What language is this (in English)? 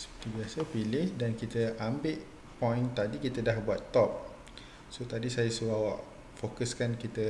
Malay